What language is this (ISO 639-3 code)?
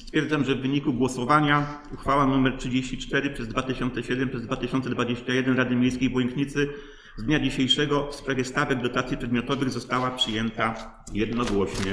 pol